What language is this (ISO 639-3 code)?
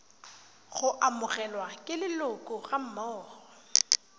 tsn